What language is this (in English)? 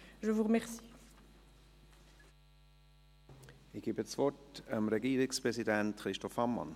Swiss German